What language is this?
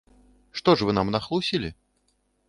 Belarusian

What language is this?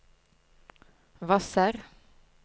Norwegian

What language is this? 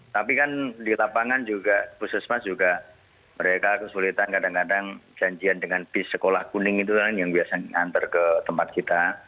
Indonesian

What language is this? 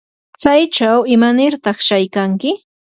Yanahuanca Pasco Quechua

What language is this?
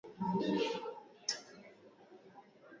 Swahili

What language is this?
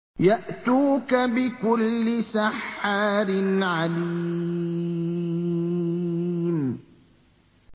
Arabic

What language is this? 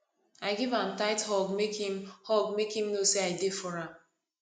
Nigerian Pidgin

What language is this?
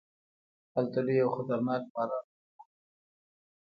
Pashto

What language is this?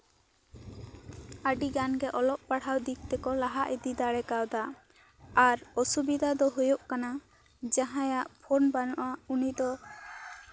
Santali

